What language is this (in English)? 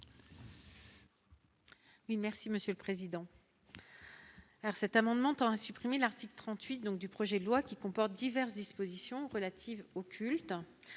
French